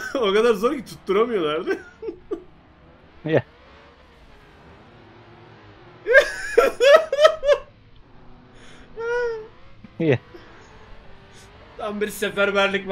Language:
Turkish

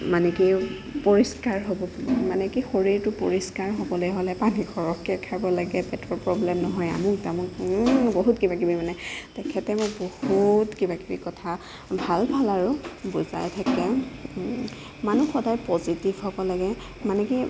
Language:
Assamese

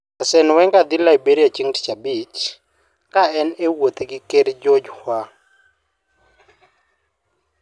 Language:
Luo (Kenya and Tanzania)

